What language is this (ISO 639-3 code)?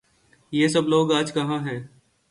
urd